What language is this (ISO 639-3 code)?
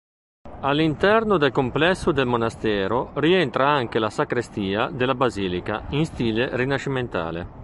ita